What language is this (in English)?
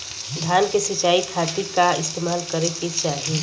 Bhojpuri